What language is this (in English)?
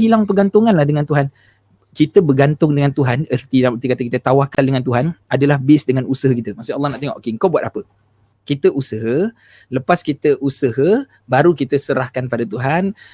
Malay